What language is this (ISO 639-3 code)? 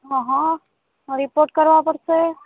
guj